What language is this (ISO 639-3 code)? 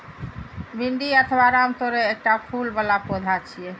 mai